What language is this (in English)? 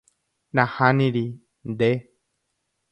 Guarani